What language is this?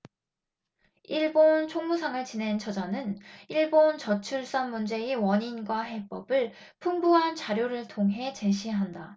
Korean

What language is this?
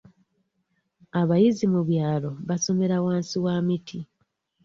Ganda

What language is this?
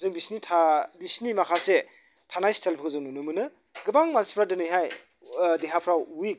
Bodo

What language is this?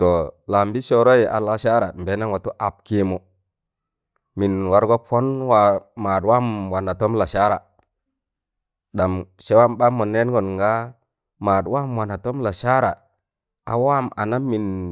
Tangale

